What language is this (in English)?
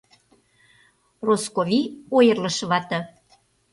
Mari